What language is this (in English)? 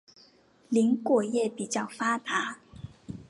Chinese